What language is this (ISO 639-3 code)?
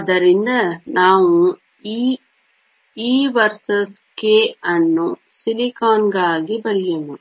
kan